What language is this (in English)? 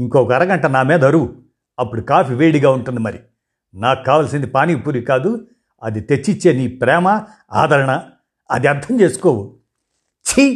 Telugu